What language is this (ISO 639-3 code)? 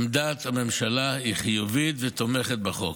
heb